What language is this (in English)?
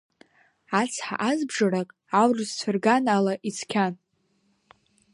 Abkhazian